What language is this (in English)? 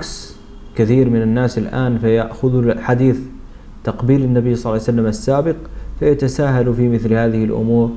Arabic